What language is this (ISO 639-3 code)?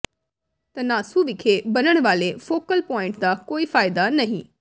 pan